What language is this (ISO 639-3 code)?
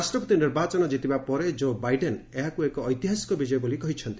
ori